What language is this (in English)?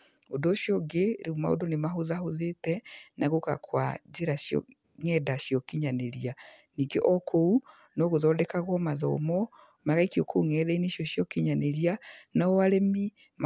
Kikuyu